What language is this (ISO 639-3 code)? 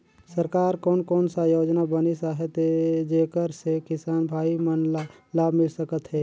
hne